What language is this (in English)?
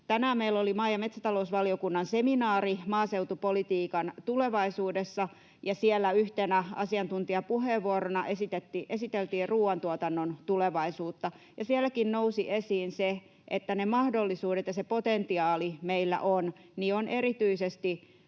Finnish